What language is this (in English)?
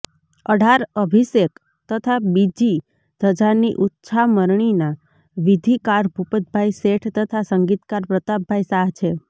Gujarati